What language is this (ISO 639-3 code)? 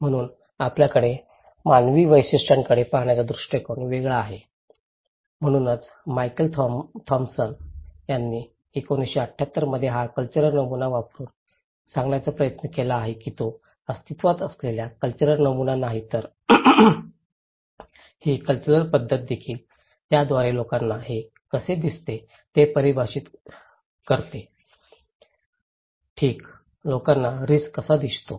mar